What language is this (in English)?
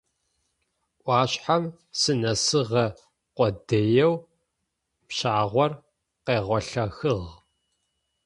Adyghe